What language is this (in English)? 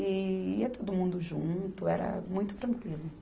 Portuguese